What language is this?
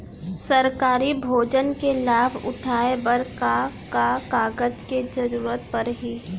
Chhattisgarhi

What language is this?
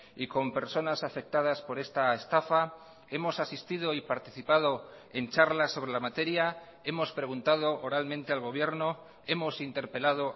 Spanish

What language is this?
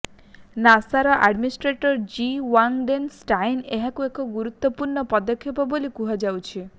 Odia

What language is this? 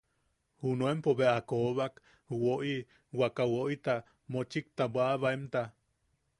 Yaqui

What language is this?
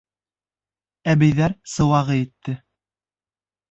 Bashkir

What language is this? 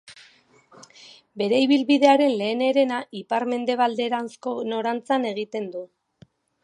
Basque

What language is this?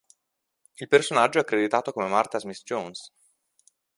Italian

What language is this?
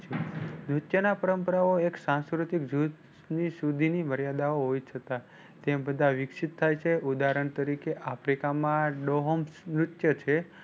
Gujarati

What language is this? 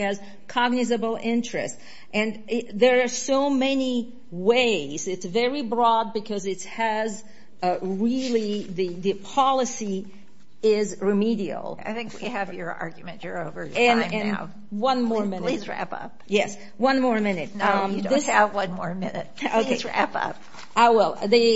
English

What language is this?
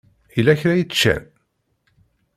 Kabyle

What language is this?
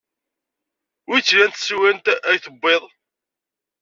Kabyle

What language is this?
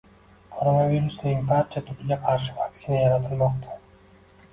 Uzbek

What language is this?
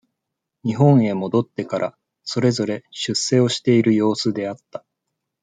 Japanese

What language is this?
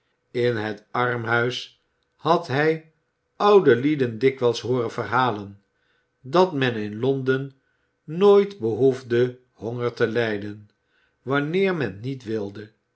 Dutch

